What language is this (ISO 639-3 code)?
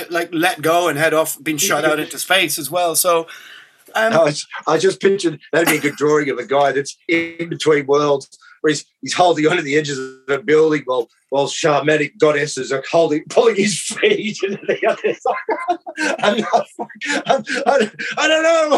eng